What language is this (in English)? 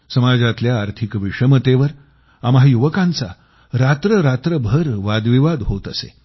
Marathi